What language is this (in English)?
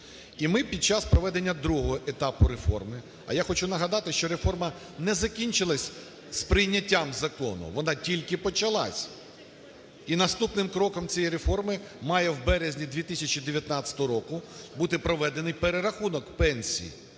Ukrainian